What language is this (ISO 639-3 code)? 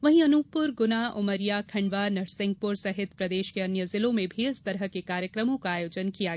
hin